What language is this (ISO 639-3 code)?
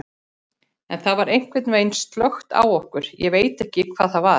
isl